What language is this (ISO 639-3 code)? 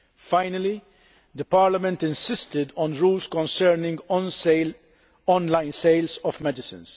eng